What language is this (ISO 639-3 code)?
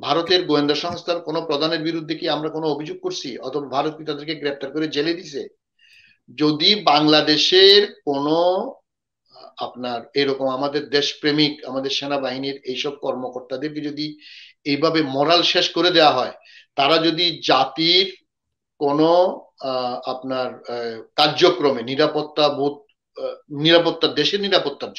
tur